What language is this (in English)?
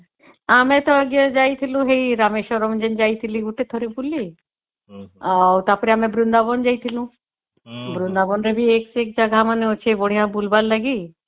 Odia